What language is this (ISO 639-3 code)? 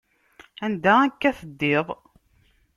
kab